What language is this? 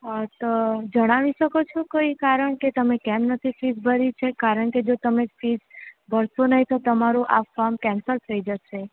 Gujarati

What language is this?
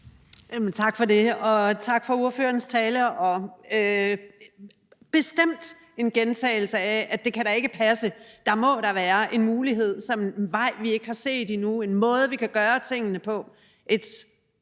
Danish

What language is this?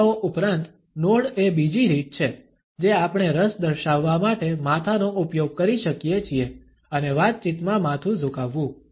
Gujarati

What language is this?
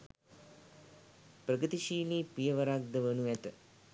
Sinhala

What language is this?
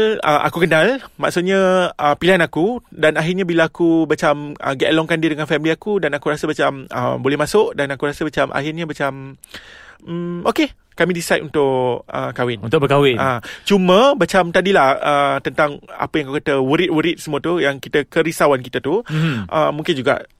Malay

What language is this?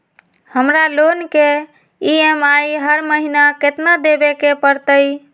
Magahi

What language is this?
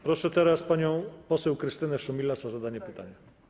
Polish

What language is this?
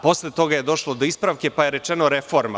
Serbian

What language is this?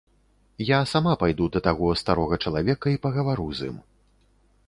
Belarusian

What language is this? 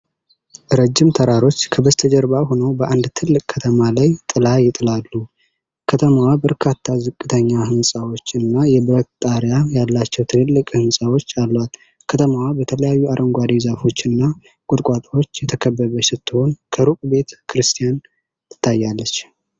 Amharic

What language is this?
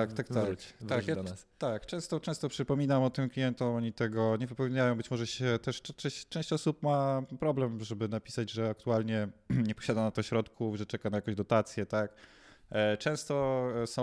Polish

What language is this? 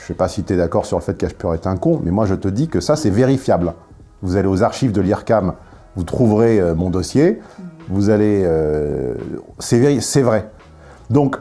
French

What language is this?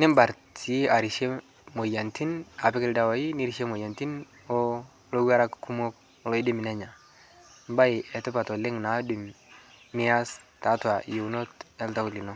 Masai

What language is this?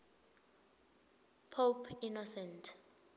Swati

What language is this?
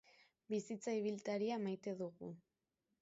Basque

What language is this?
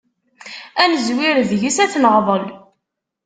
Kabyle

